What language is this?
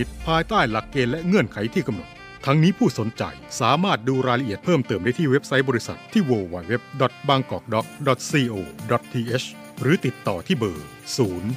Thai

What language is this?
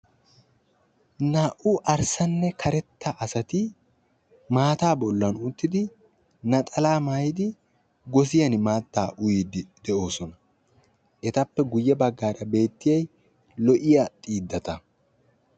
Wolaytta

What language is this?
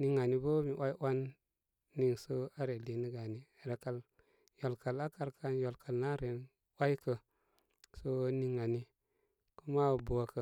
Koma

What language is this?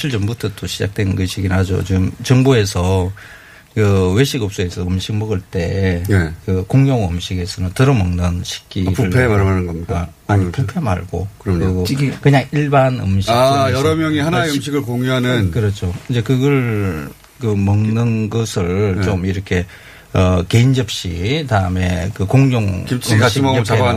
Korean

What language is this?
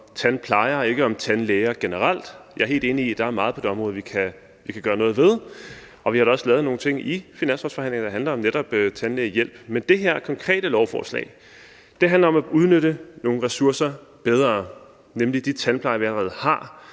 Danish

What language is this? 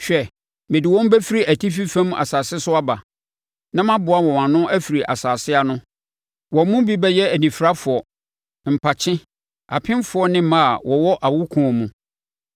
Akan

